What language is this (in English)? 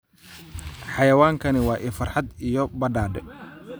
Somali